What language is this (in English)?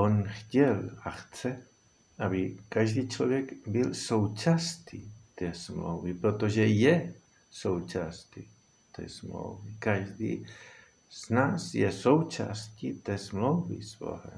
Czech